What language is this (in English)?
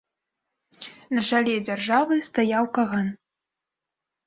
Belarusian